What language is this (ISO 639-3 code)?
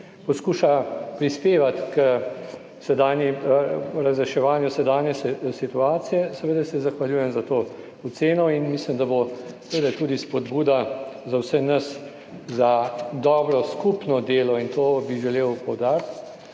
slv